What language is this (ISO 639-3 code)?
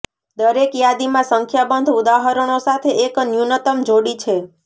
guj